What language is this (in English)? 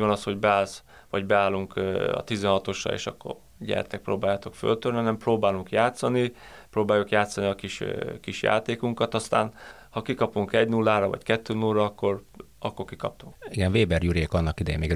Hungarian